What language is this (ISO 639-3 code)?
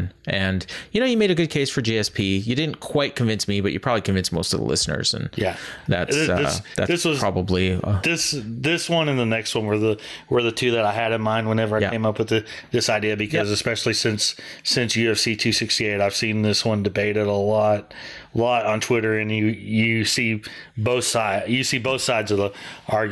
eng